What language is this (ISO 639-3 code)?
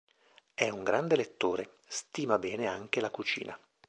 ita